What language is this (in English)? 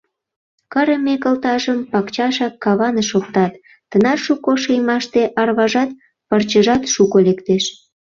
Mari